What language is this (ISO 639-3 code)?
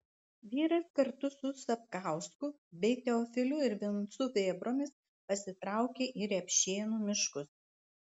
lit